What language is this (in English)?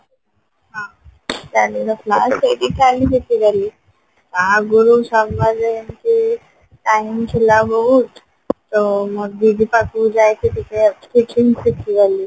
Odia